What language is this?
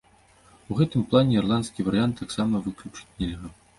Belarusian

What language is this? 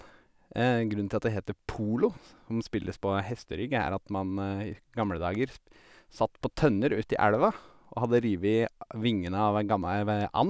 Norwegian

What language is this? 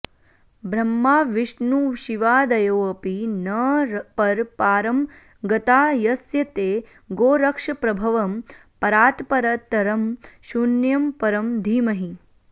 Sanskrit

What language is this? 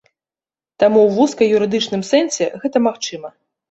Belarusian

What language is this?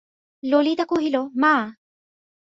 Bangla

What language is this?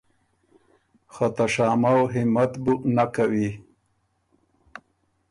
Ormuri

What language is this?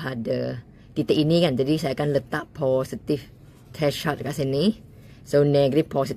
Malay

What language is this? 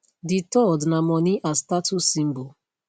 Nigerian Pidgin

